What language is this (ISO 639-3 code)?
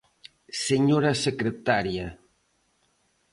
glg